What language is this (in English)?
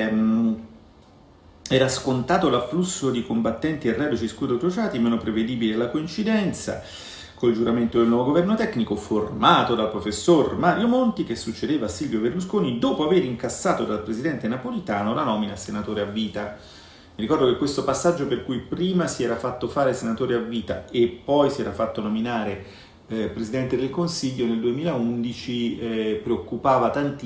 Italian